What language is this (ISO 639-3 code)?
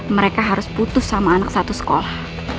ind